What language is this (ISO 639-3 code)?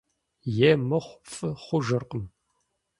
kbd